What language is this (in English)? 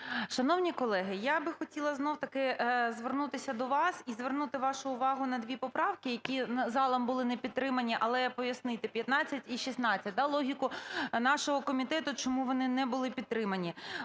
Ukrainian